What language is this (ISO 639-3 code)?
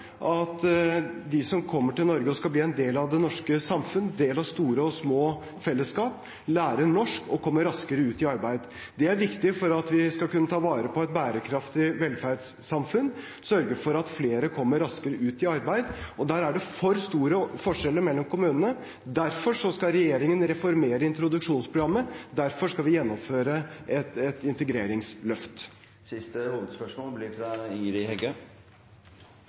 nor